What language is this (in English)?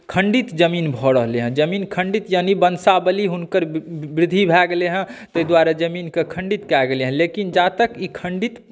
Maithili